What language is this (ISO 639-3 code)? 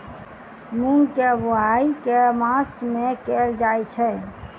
mai